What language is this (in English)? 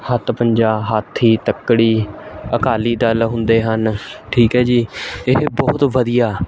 Punjabi